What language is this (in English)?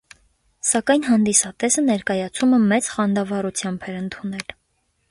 Armenian